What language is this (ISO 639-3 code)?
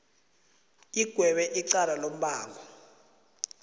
nbl